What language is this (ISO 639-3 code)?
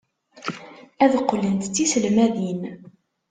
kab